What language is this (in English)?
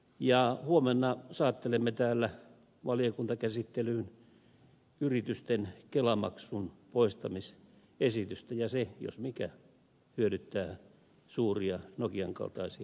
Finnish